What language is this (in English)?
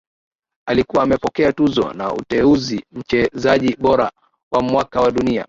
Swahili